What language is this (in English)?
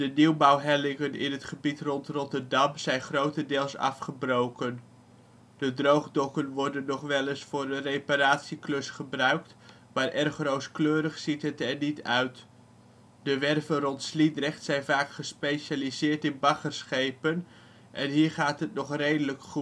Dutch